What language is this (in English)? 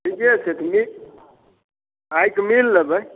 Maithili